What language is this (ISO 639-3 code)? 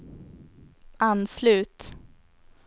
swe